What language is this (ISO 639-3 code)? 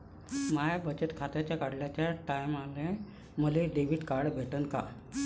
mar